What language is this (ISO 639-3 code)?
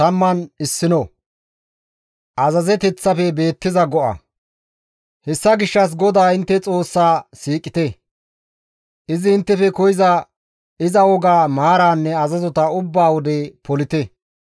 gmv